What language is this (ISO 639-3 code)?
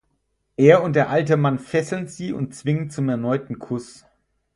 deu